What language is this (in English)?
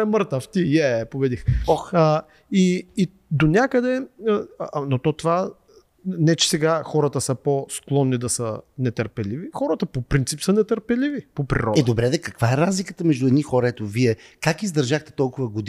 Bulgarian